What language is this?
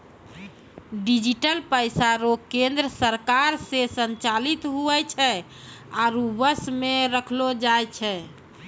Maithili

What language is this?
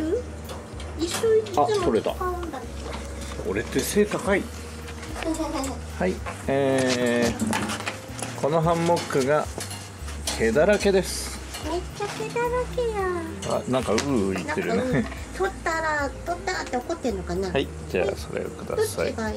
Japanese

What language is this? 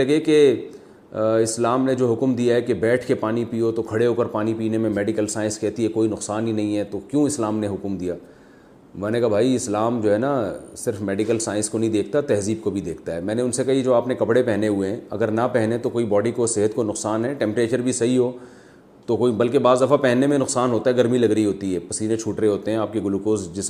Urdu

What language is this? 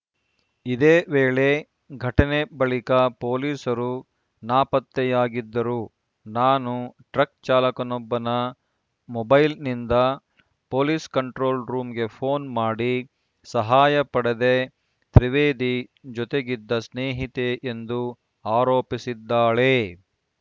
Kannada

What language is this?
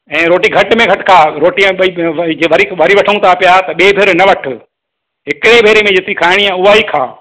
Sindhi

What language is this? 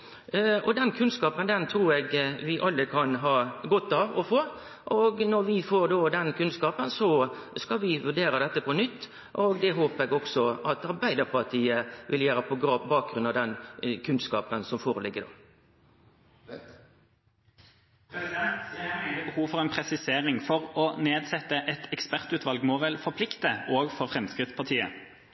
Norwegian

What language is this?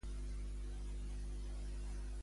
Catalan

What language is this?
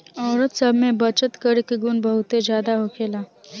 Bhojpuri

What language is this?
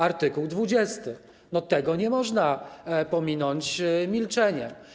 Polish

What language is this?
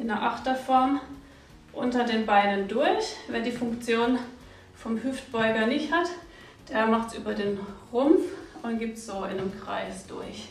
German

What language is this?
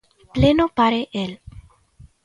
Galician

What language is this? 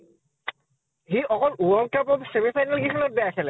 Assamese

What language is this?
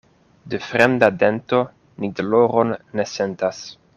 Esperanto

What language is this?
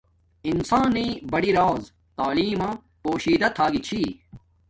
Domaaki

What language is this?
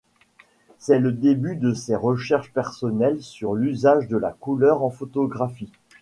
French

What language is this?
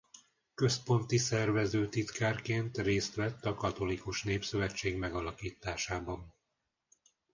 Hungarian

